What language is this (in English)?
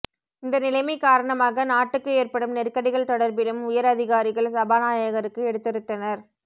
Tamil